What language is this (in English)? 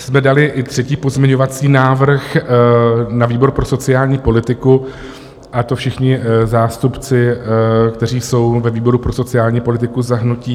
Czech